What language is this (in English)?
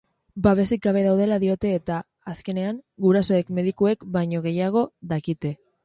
Basque